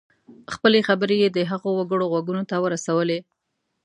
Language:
Pashto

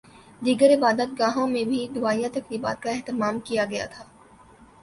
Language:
Urdu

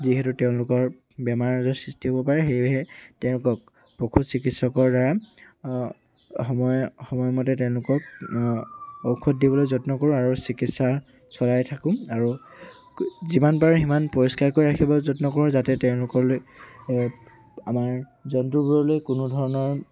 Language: Assamese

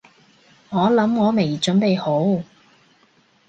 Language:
Cantonese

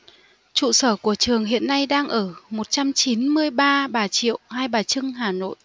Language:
Vietnamese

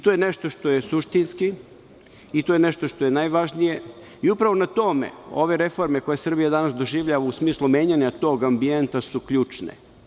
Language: Serbian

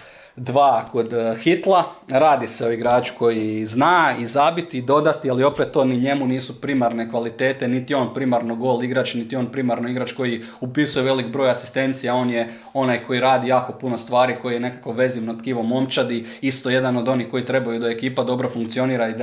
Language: Croatian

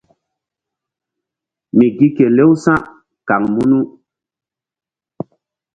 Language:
Mbum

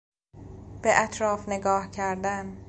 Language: Persian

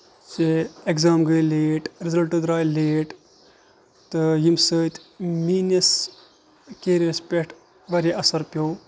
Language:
Kashmiri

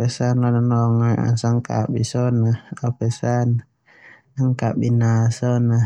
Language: Termanu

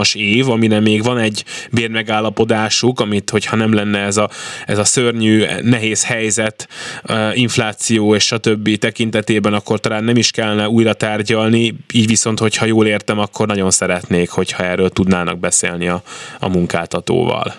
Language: Hungarian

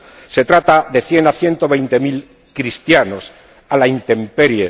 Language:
Spanish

